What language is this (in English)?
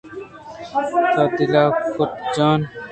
Eastern Balochi